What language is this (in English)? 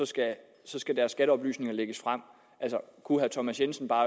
Danish